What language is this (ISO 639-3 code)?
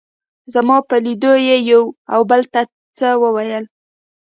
pus